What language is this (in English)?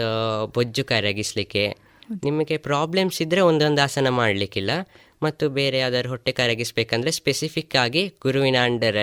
Kannada